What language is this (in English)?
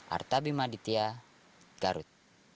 Indonesian